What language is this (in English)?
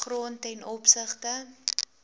Afrikaans